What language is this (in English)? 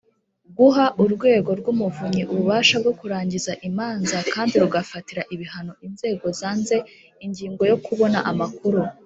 Kinyarwanda